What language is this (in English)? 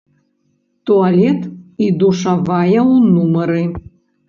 Belarusian